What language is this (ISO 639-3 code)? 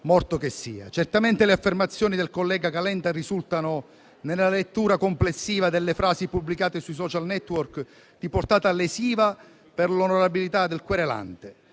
ita